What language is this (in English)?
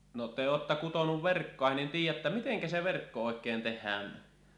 Finnish